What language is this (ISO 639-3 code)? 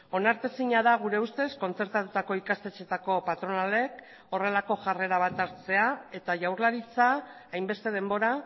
eus